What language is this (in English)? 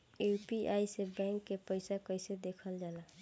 Bhojpuri